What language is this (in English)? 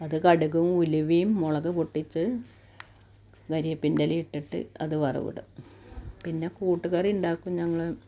Malayalam